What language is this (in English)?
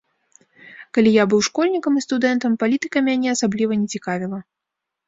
Belarusian